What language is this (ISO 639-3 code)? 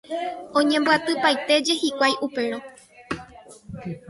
grn